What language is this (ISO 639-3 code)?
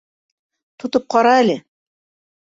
bak